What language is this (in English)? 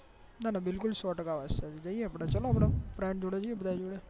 Gujarati